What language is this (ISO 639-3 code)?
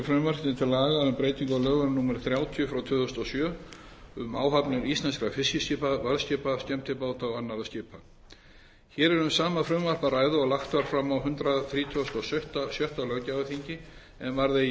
isl